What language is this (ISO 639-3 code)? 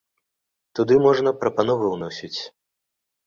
bel